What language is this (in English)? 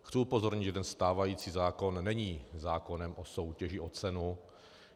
Czech